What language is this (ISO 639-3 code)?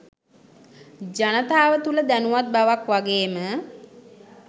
sin